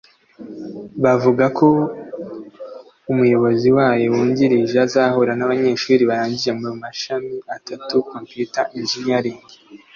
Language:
Kinyarwanda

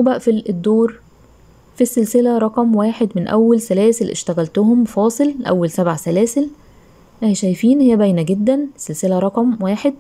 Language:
Arabic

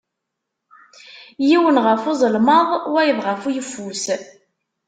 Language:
Kabyle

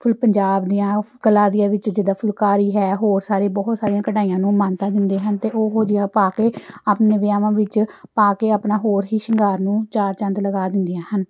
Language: Punjabi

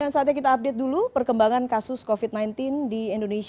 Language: Indonesian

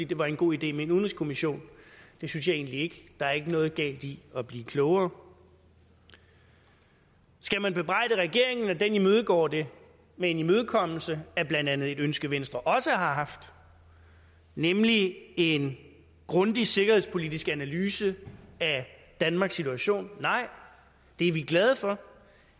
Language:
Danish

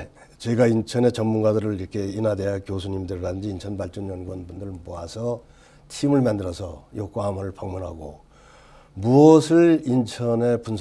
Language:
Korean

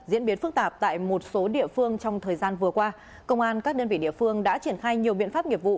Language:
Vietnamese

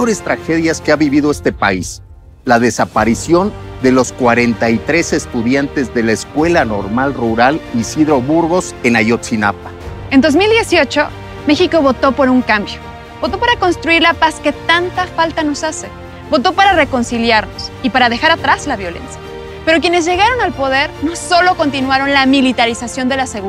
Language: Spanish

